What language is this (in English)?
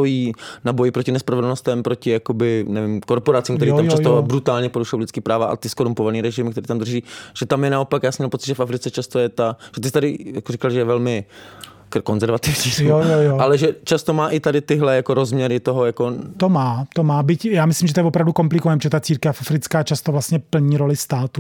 Czech